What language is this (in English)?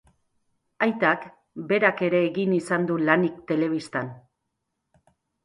Basque